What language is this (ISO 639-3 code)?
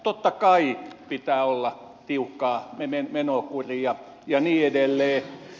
fin